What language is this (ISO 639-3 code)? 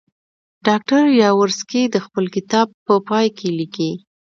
pus